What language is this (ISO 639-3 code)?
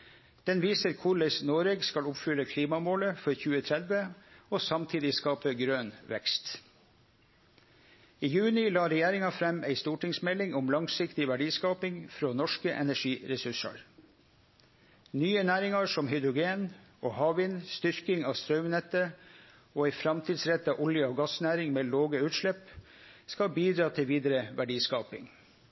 nno